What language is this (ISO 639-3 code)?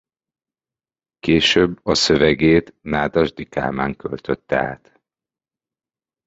hun